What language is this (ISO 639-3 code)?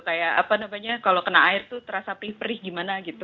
ind